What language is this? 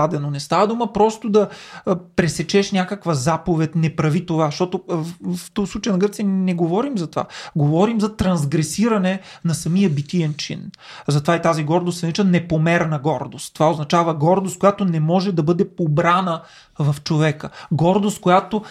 Bulgarian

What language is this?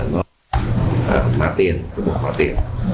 Vietnamese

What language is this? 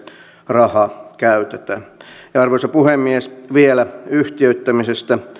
Finnish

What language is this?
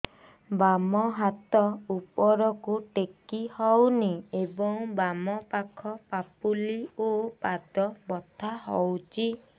Odia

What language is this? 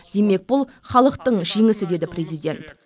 Kazakh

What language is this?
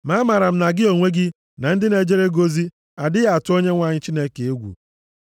Igbo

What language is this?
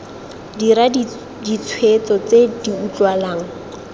Tswana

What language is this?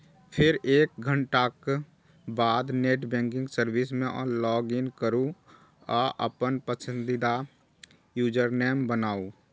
Maithili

